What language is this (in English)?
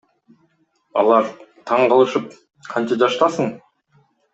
Kyrgyz